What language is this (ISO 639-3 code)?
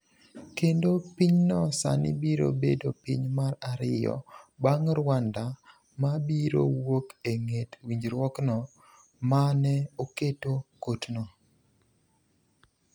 luo